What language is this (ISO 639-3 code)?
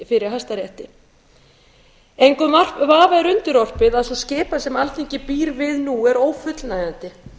isl